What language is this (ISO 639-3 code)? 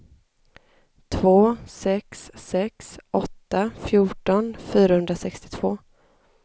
swe